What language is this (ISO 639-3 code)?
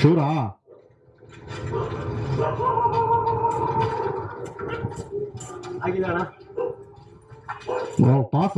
kan